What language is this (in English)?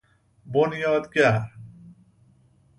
Persian